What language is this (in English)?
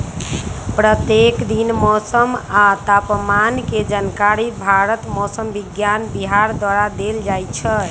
Magahi